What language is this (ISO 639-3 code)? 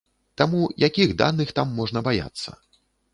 bel